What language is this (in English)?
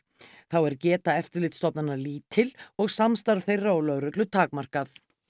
Icelandic